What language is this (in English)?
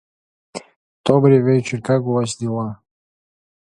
Russian